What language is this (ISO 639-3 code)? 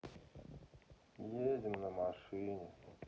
rus